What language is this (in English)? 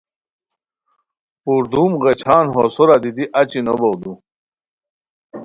Khowar